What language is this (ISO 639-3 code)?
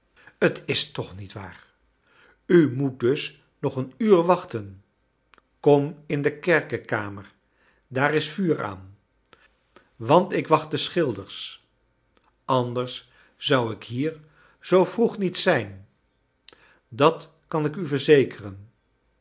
nld